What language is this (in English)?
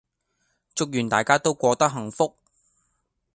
Cantonese